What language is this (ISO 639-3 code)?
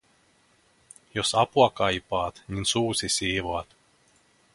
fin